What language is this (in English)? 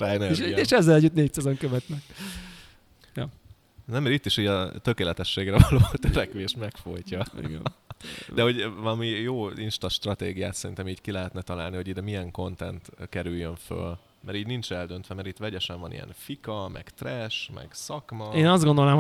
Hungarian